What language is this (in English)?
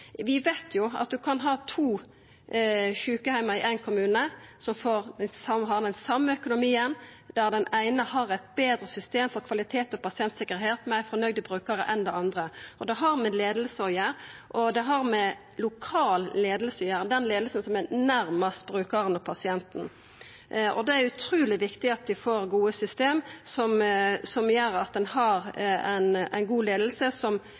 Norwegian Nynorsk